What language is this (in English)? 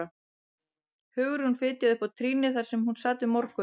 Icelandic